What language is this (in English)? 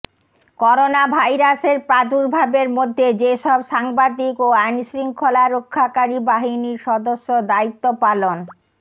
Bangla